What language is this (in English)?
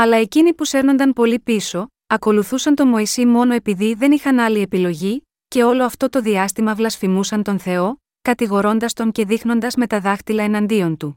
Greek